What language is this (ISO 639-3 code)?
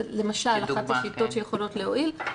heb